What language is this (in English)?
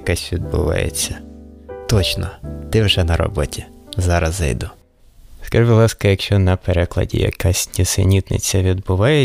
Ukrainian